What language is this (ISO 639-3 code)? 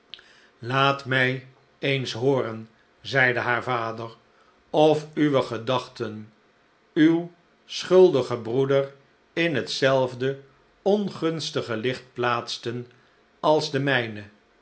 nld